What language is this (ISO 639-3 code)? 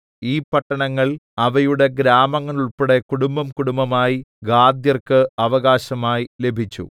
mal